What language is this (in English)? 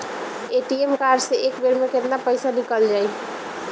Bhojpuri